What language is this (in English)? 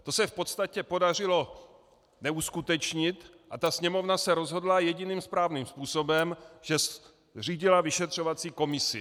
Czech